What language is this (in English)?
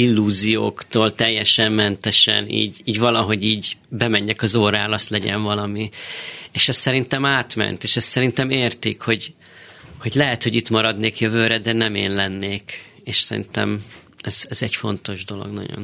Hungarian